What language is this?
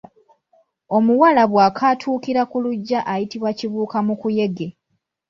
Ganda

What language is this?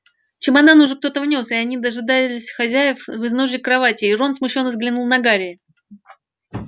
Russian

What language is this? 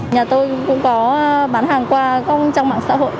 Vietnamese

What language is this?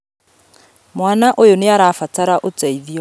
Kikuyu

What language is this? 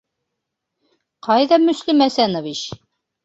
Bashkir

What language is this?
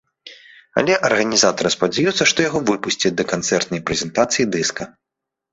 Belarusian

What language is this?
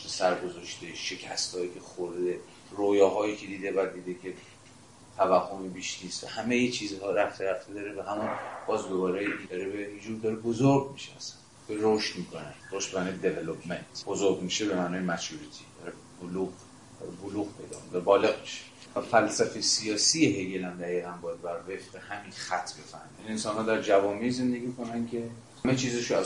Persian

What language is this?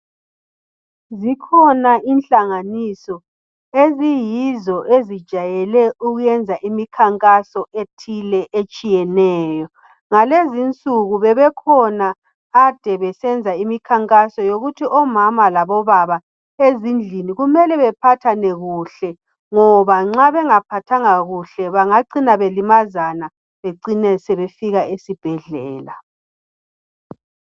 North Ndebele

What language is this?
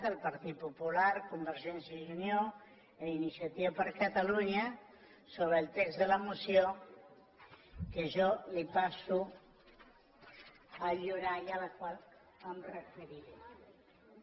Catalan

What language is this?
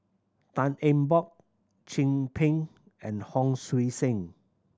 English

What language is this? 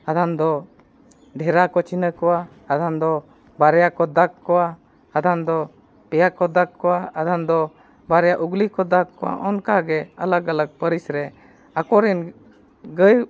Santali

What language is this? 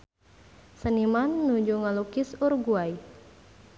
Sundanese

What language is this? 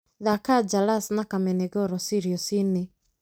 Kikuyu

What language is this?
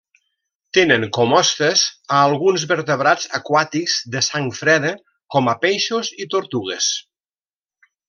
Catalan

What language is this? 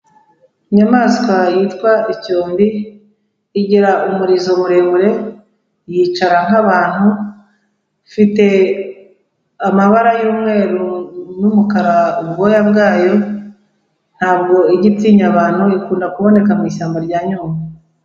Kinyarwanda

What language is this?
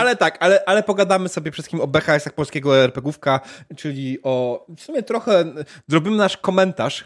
Polish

